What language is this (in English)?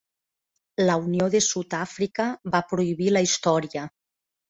Catalan